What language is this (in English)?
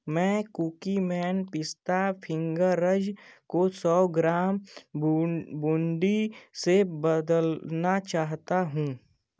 Hindi